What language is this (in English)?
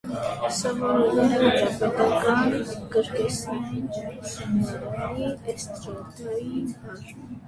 Armenian